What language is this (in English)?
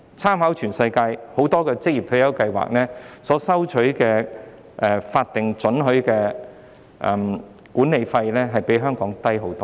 Cantonese